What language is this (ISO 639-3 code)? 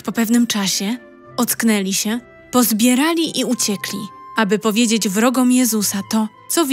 pol